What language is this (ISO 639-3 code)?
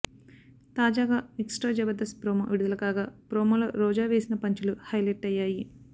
tel